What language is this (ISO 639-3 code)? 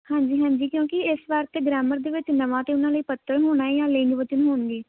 pan